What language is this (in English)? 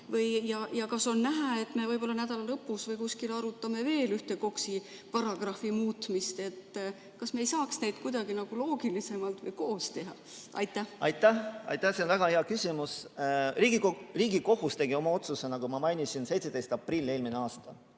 Estonian